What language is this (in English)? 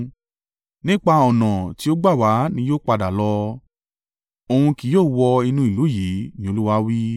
Yoruba